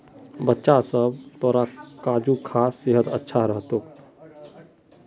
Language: Magahi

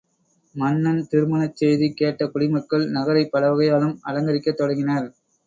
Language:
Tamil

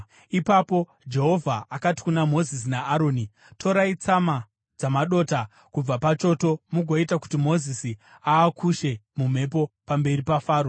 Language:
Shona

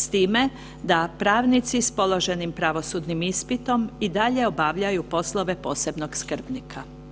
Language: Croatian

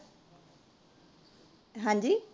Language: Punjabi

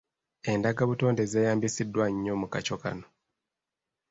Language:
Ganda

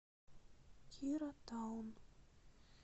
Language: Russian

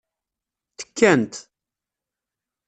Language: Kabyle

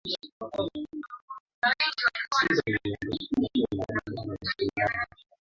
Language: Swahili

